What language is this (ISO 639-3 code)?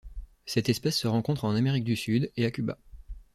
fra